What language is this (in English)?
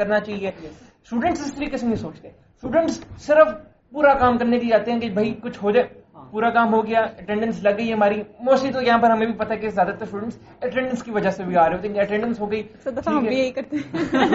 Urdu